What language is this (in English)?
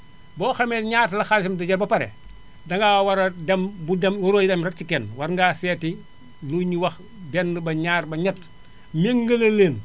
Wolof